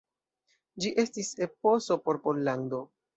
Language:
Esperanto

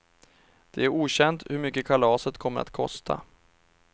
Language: Swedish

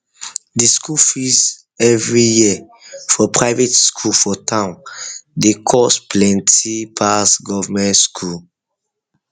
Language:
Nigerian Pidgin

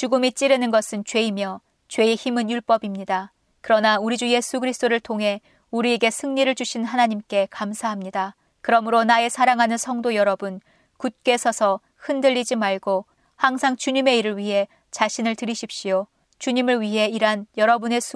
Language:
Korean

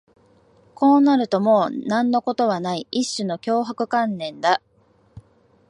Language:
Japanese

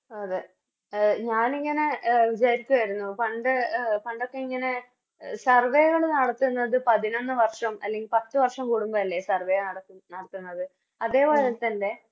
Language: Malayalam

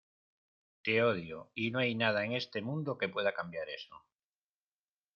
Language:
Spanish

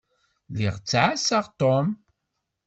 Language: Kabyle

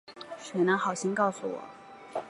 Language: Chinese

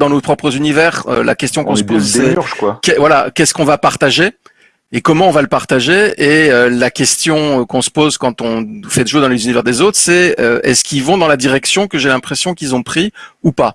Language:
French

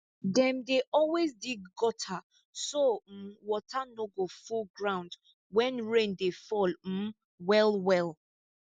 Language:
Nigerian Pidgin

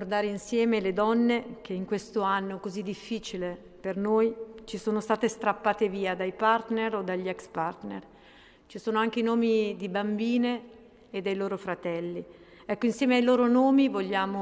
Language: Italian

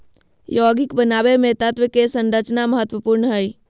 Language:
Magahi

